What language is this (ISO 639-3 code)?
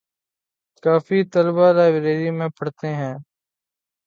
urd